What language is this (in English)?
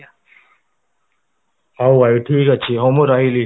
Odia